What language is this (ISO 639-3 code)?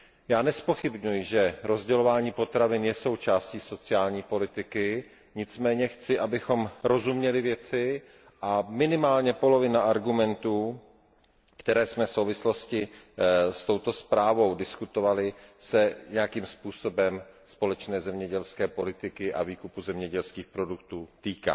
ces